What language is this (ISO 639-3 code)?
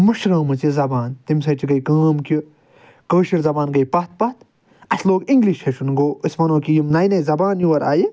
kas